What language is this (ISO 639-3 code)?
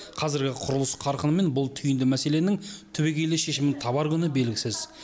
kaz